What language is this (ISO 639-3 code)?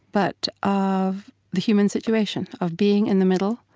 eng